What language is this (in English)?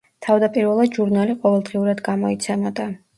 Georgian